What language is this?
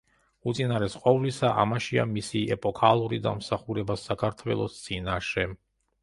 Georgian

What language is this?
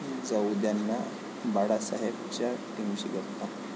Marathi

